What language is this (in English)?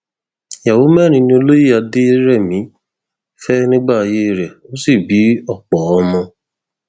Yoruba